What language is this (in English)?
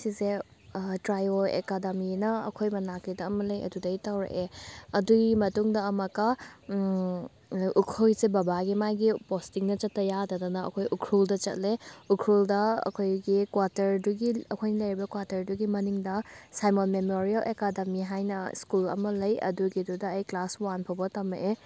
Manipuri